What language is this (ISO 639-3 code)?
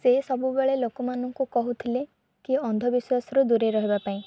ori